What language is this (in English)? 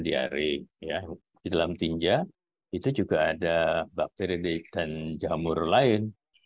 Indonesian